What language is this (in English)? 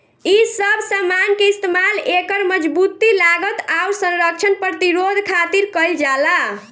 Bhojpuri